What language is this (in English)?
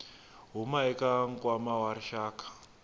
Tsonga